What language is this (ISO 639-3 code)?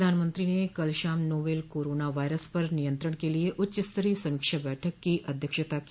hin